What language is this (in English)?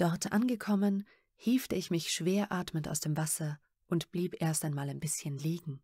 German